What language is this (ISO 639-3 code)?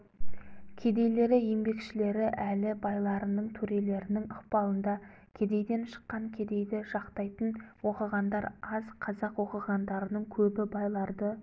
kaz